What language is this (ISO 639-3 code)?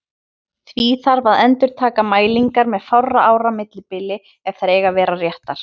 isl